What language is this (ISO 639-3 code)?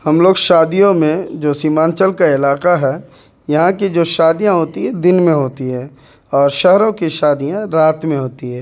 urd